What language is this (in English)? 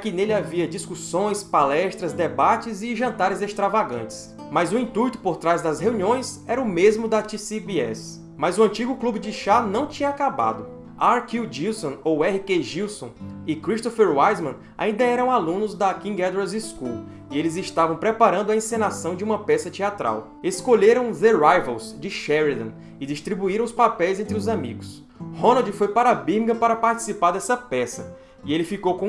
Portuguese